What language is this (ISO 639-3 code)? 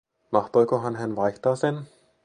fin